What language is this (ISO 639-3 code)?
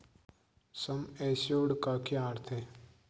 hin